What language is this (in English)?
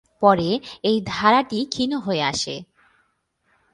Bangla